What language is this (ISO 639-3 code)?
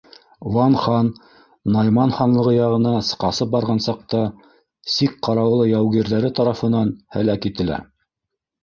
bak